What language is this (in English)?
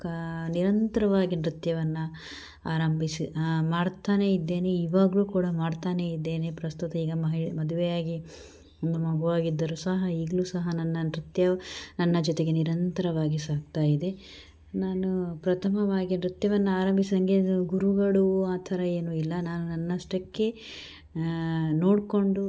Kannada